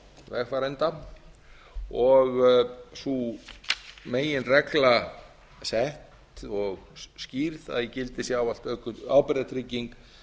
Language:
Icelandic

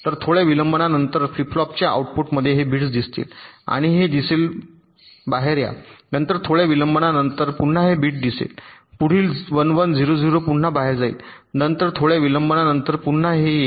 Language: Marathi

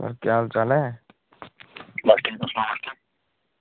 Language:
Dogri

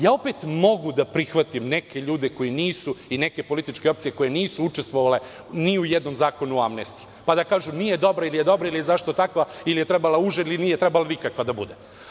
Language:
Serbian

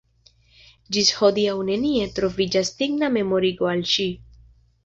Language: Esperanto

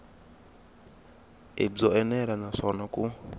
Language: Tsonga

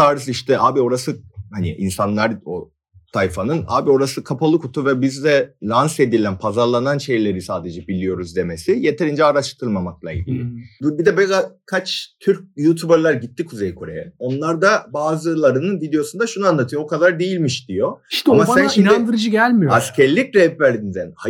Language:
Turkish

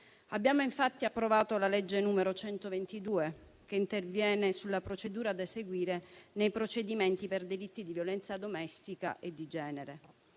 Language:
Italian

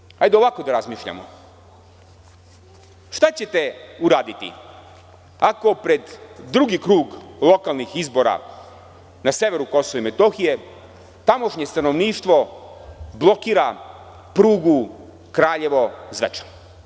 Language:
Serbian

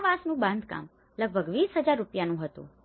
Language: Gujarati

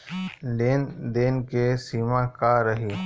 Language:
Bhojpuri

